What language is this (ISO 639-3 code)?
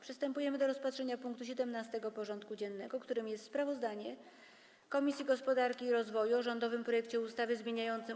pol